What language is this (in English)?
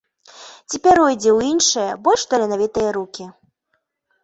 Belarusian